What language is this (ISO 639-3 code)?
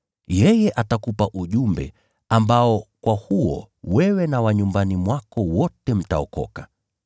swa